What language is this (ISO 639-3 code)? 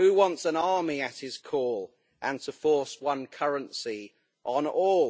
eng